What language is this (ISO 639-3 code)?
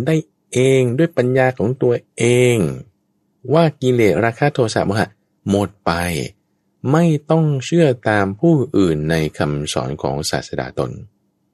tha